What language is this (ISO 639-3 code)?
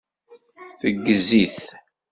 kab